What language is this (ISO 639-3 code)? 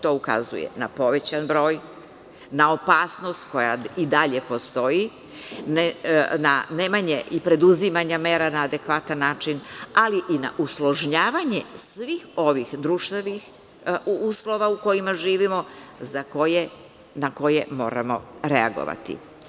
srp